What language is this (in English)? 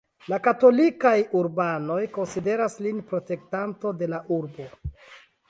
Esperanto